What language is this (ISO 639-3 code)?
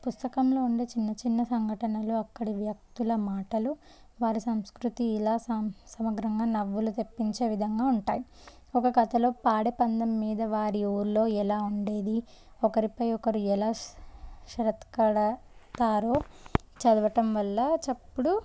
tel